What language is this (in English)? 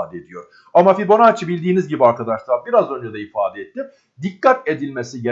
Turkish